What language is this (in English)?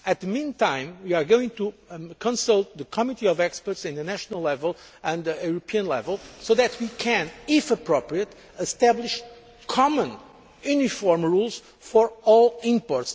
English